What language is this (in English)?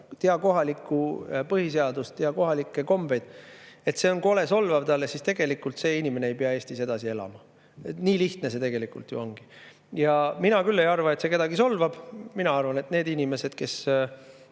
Estonian